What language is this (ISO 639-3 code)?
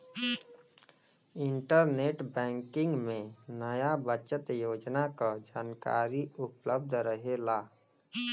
bho